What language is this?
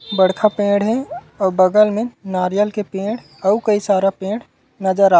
Chhattisgarhi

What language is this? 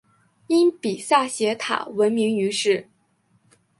Chinese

